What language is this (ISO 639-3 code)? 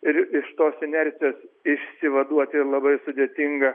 lit